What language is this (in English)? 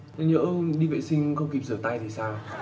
Vietnamese